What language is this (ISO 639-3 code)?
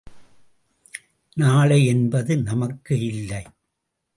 tam